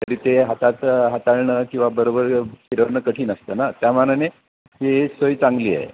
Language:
Marathi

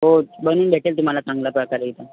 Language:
Marathi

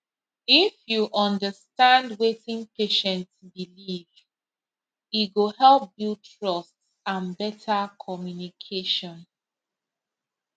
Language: Nigerian Pidgin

